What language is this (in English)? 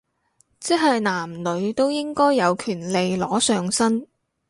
Cantonese